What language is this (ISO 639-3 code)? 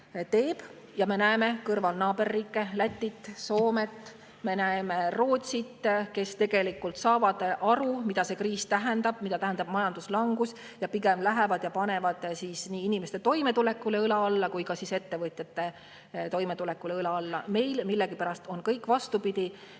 est